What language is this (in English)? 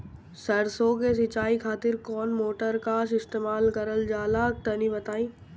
Bhojpuri